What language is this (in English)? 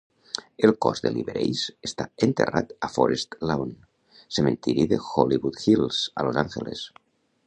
Catalan